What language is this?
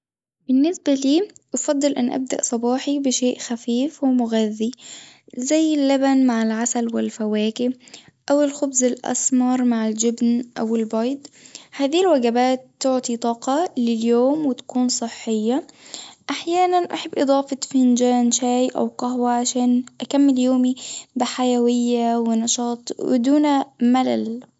Tunisian Arabic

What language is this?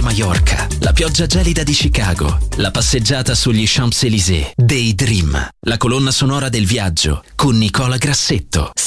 Italian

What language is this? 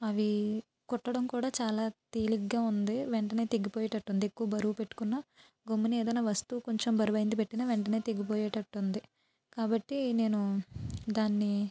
Telugu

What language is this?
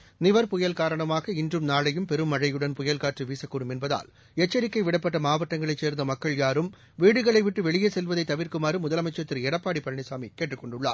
Tamil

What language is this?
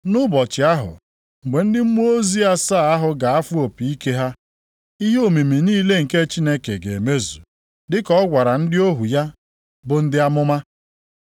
Igbo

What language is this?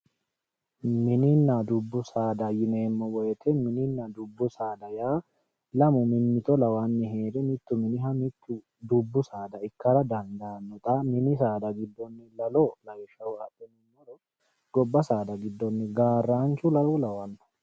Sidamo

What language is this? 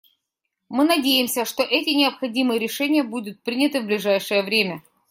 Russian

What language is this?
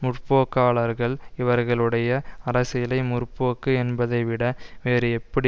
Tamil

